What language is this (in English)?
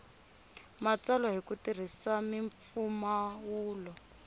Tsonga